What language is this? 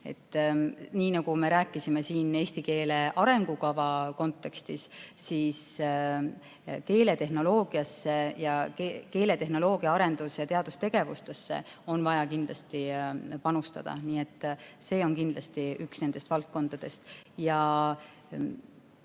Estonian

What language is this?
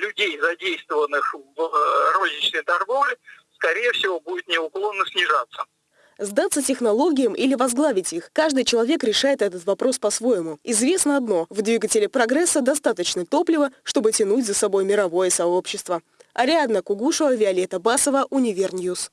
Russian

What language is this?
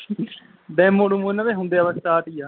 Punjabi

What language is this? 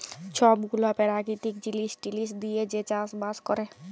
Bangla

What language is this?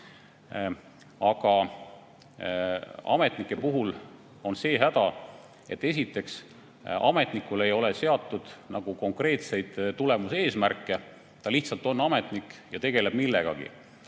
Estonian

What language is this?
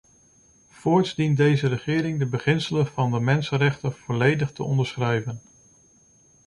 Dutch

